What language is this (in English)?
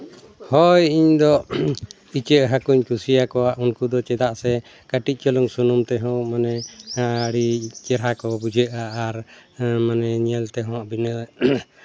Santali